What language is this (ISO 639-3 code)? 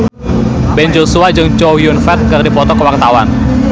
sun